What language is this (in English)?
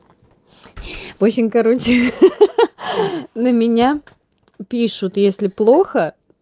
Russian